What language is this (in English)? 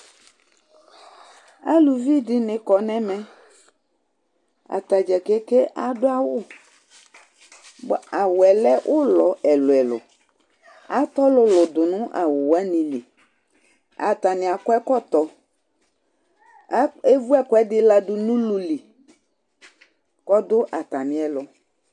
Ikposo